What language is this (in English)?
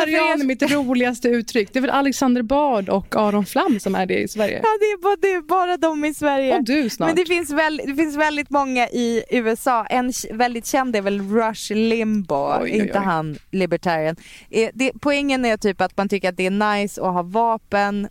Swedish